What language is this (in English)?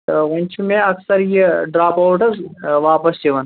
Kashmiri